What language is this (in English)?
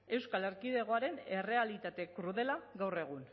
Basque